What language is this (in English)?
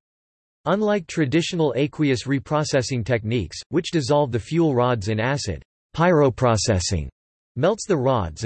English